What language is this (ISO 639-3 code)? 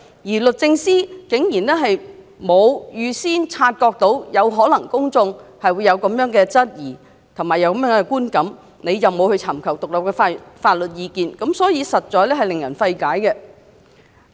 yue